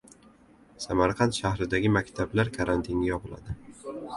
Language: Uzbek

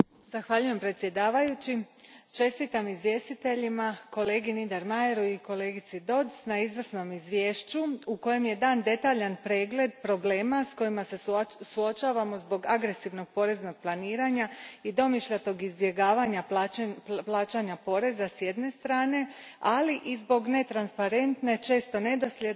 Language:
Croatian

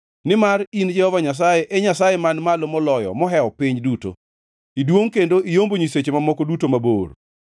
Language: Luo (Kenya and Tanzania)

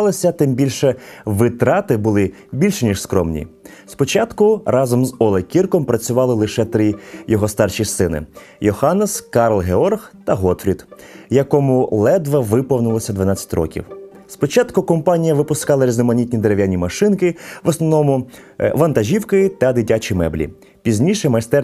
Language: Ukrainian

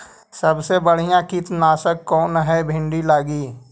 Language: Magahi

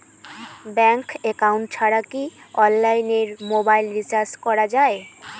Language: Bangla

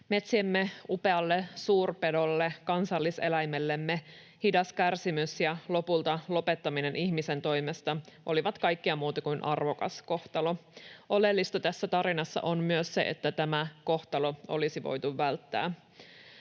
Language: Finnish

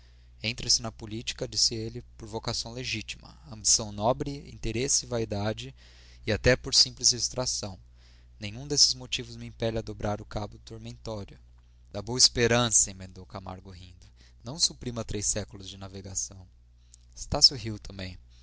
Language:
Portuguese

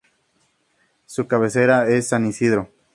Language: Spanish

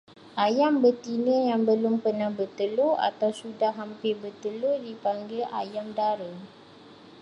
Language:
Malay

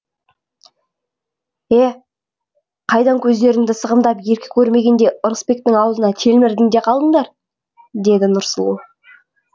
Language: Kazakh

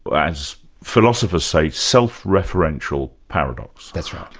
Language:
English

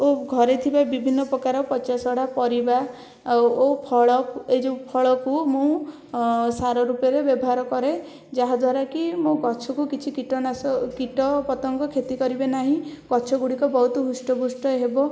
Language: Odia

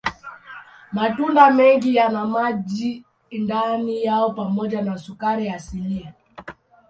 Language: Swahili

